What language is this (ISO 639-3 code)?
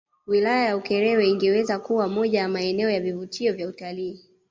swa